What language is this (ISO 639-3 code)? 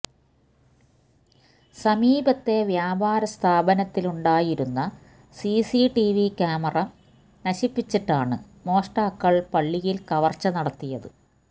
mal